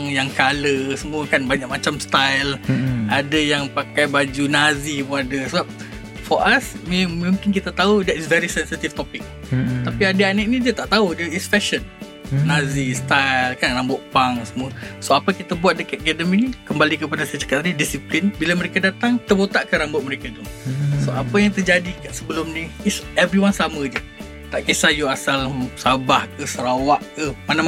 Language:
Malay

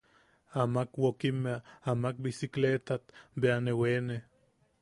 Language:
Yaqui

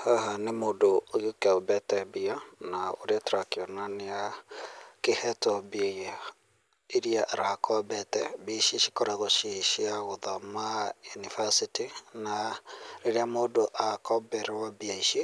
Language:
Kikuyu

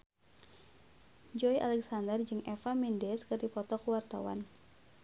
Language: Sundanese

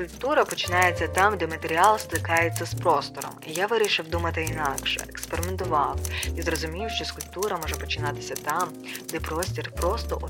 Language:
Ukrainian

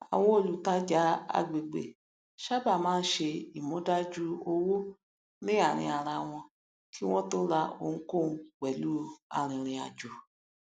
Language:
Yoruba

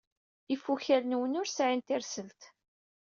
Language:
Kabyle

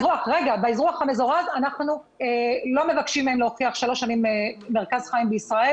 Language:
Hebrew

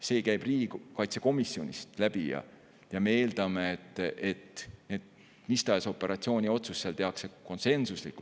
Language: Estonian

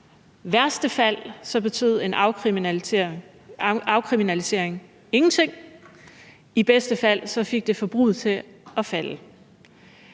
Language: Danish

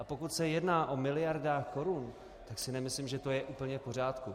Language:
Czech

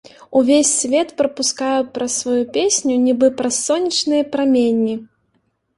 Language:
Belarusian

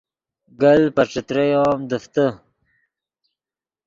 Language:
Yidgha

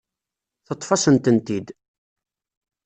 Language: Kabyle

